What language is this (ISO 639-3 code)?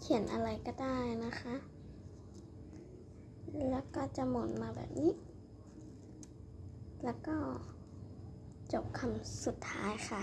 tha